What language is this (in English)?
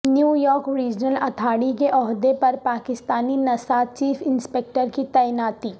Urdu